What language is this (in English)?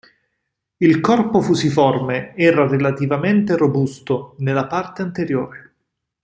Italian